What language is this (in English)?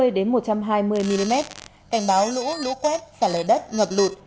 Vietnamese